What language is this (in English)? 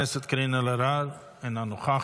Hebrew